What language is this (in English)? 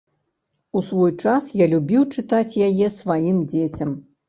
Belarusian